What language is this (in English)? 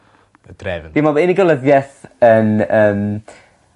Welsh